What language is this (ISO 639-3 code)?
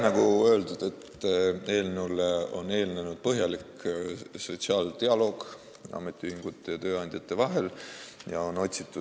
est